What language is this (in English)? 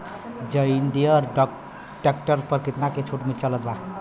Bhojpuri